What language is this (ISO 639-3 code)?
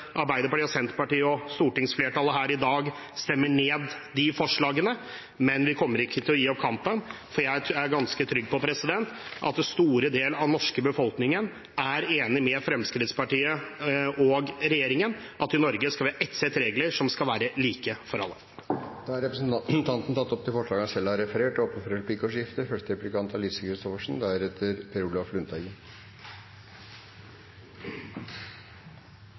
nob